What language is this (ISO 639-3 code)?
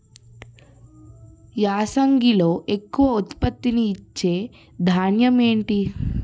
tel